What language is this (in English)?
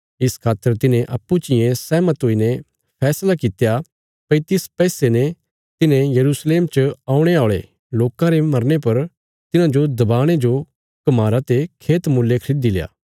Bilaspuri